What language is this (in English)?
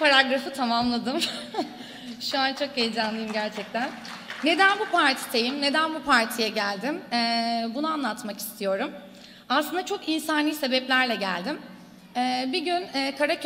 Turkish